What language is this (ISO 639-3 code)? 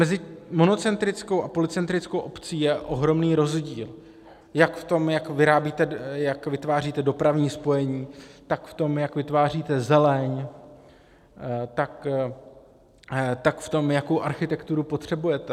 ces